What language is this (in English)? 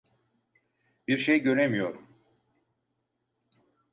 Turkish